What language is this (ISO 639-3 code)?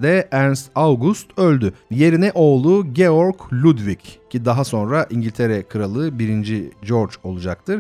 tur